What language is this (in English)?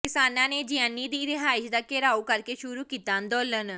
Punjabi